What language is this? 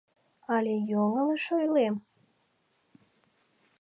Mari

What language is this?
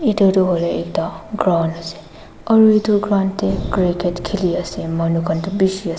Naga Pidgin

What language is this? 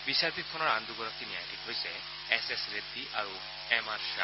Assamese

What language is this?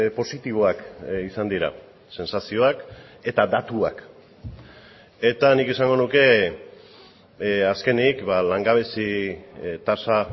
Basque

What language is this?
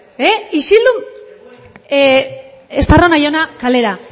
Basque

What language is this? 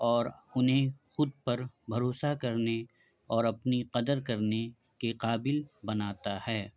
Urdu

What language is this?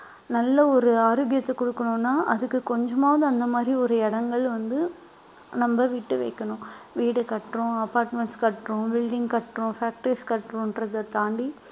Tamil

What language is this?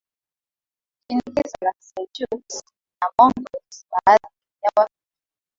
Swahili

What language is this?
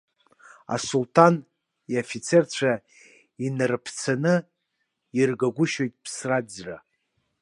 Abkhazian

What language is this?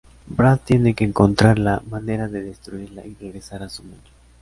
Spanish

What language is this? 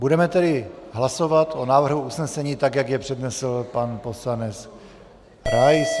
Czech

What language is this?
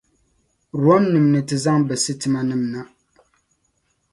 Dagbani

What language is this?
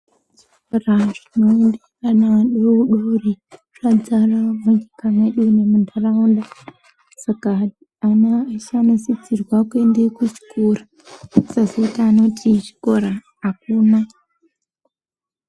Ndau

